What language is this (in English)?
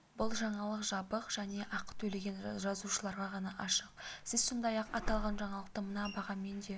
Kazakh